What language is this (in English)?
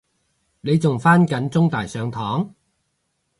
Cantonese